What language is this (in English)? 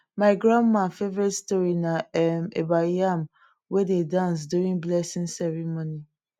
Nigerian Pidgin